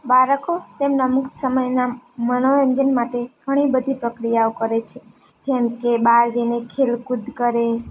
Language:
Gujarati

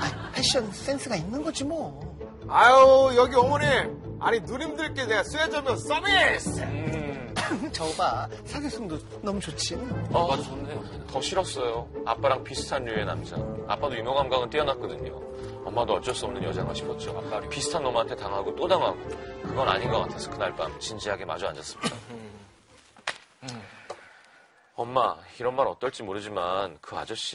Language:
Korean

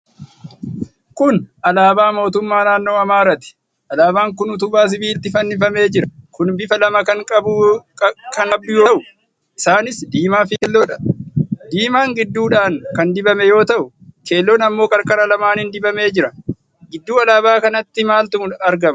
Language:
Oromo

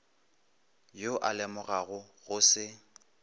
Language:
Northern Sotho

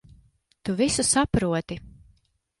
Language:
Latvian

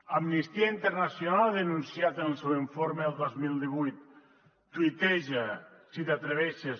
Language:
Catalan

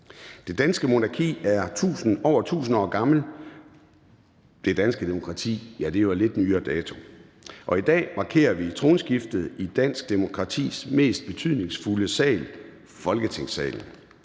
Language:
Danish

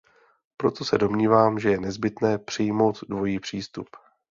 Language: Czech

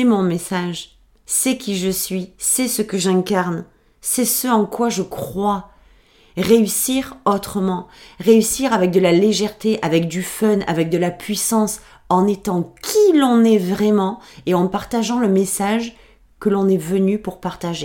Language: French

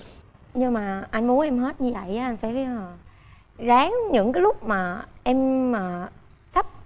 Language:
Vietnamese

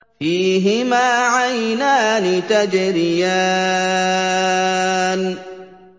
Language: Arabic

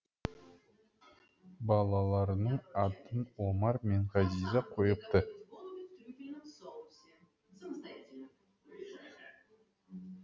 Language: Kazakh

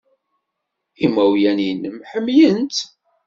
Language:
Kabyle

